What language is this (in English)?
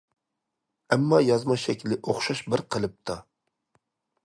Uyghur